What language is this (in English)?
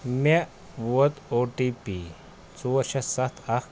Kashmiri